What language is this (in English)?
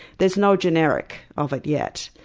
English